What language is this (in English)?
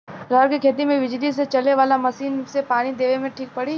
Bhojpuri